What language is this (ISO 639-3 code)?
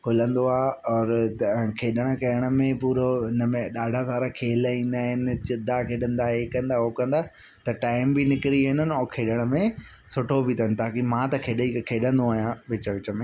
snd